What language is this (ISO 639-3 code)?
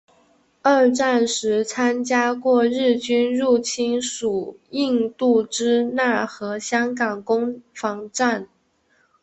zho